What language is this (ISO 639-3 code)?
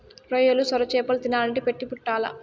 tel